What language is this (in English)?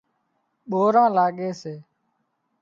Wadiyara Koli